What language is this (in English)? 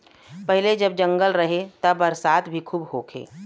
Bhojpuri